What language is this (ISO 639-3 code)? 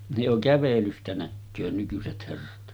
fin